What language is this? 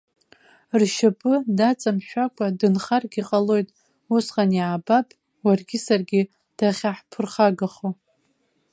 Abkhazian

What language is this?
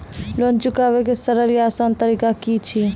Maithili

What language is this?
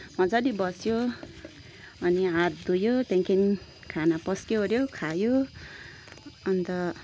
Nepali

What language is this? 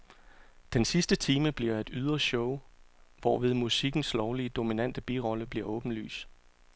Danish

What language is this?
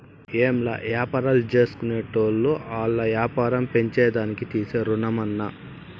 Telugu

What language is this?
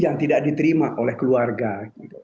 Indonesian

